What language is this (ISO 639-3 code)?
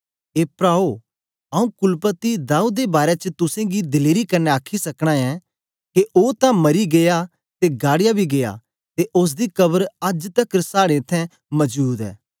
doi